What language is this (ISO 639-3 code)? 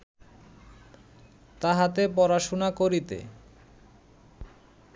ben